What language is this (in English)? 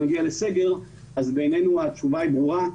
Hebrew